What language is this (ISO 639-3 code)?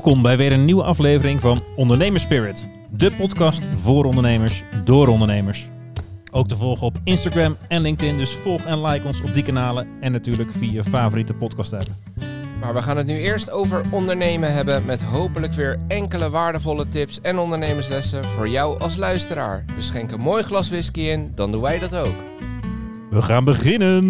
nld